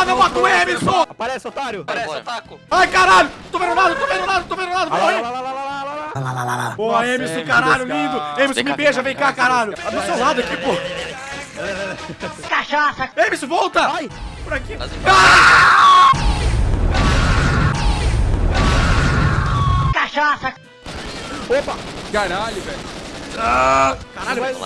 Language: Portuguese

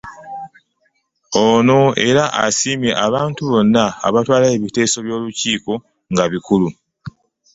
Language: Ganda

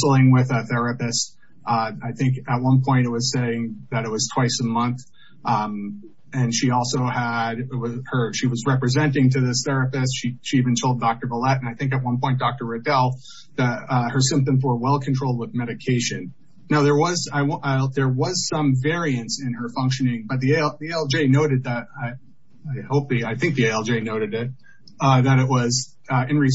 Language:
English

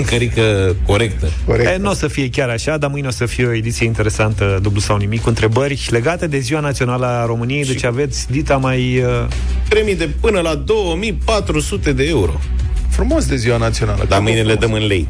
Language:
Romanian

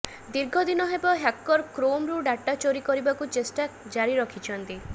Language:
Odia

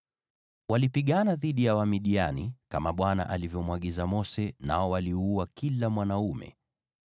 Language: Swahili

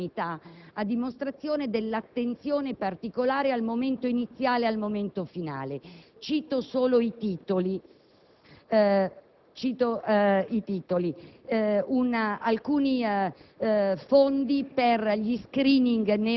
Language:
Italian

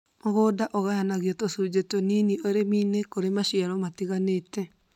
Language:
Kikuyu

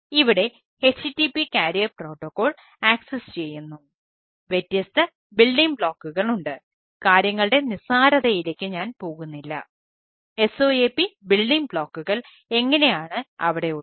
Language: Malayalam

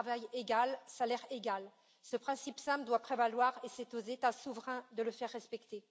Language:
French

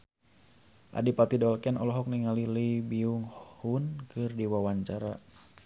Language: Sundanese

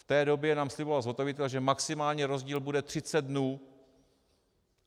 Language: Czech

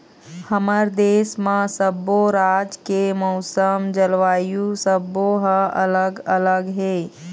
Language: Chhattisgarhi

